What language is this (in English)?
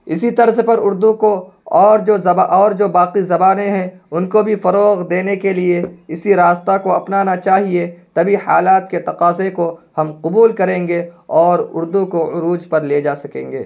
Urdu